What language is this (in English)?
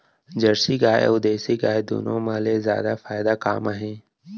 Chhattisgarhi